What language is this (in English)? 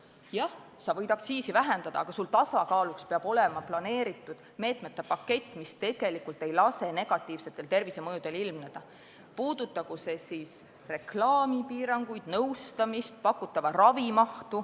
Estonian